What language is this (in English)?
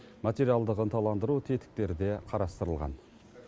Kazakh